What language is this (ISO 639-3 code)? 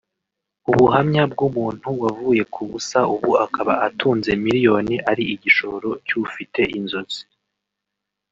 kin